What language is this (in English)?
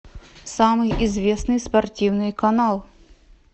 Russian